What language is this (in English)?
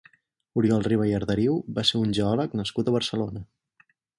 Catalan